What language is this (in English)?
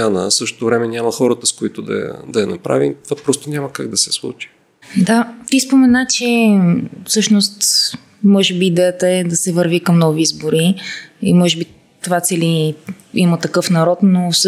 Bulgarian